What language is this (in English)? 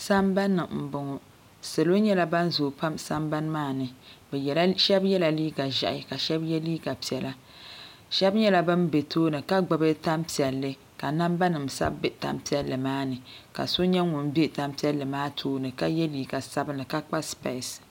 Dagbani